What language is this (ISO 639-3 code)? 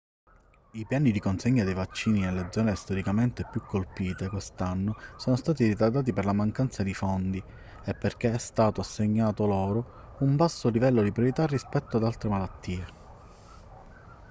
ita